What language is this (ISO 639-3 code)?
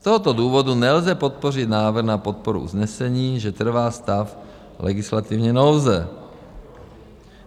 ces